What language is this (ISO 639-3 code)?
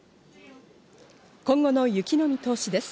jpn